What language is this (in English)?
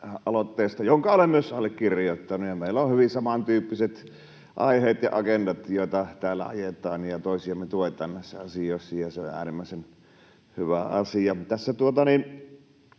Finnish